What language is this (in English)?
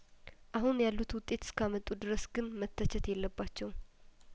Amharic